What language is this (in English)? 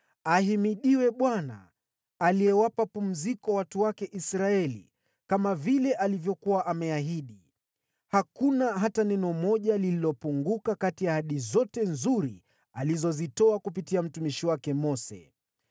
Swahili